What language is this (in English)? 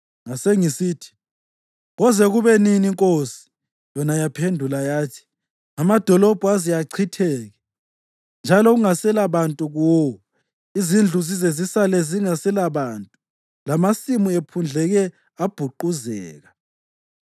North Ndebele